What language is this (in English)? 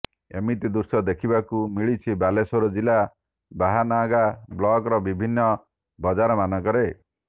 Odia